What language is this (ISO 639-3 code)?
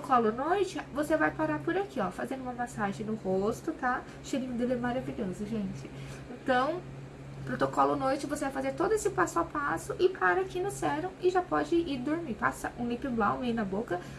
por